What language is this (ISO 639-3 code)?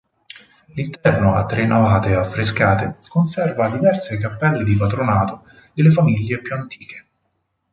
ita